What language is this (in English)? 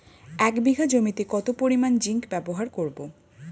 Bangla